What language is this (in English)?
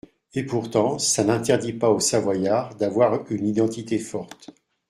French